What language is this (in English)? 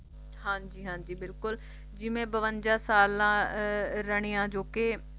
Punjabi